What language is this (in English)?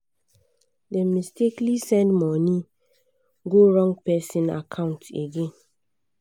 Nigerian Pidgin